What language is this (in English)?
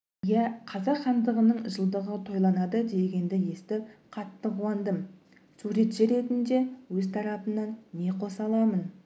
Kazakh